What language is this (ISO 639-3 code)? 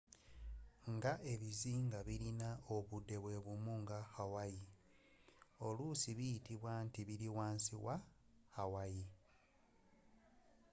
lug